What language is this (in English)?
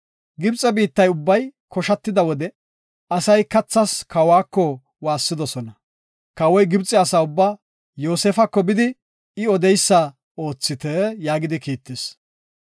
Gofa